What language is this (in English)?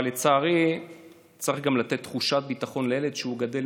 Hebrew